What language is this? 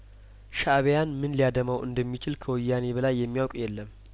Amharic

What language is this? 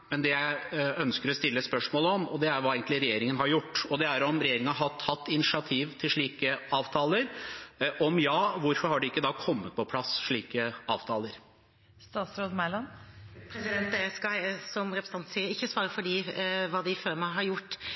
Norwegian Bokmål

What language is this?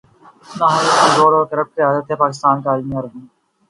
Urdu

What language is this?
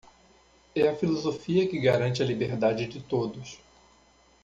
Portuguese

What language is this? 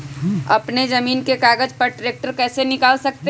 Magahi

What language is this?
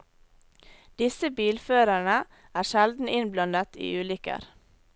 Norwegian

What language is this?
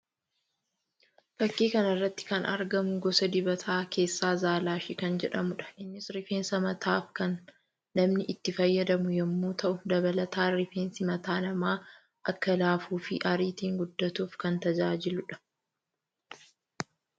Oromo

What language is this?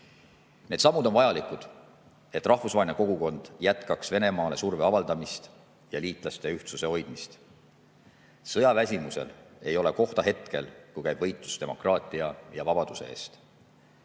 Estonian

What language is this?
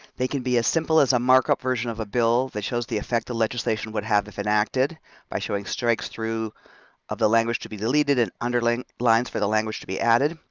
English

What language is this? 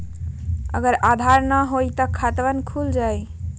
Magahi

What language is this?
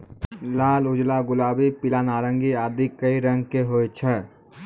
Maithili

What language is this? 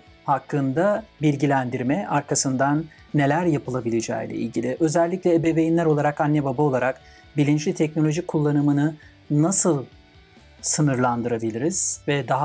Turkish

